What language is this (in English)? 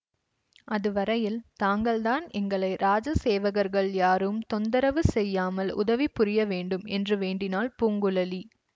Tamil